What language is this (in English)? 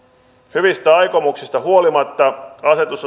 Finnish